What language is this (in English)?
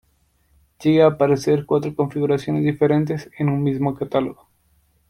Spanish